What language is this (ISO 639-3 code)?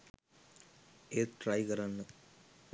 sin